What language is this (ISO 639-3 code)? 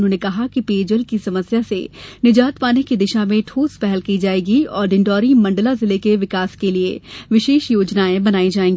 hin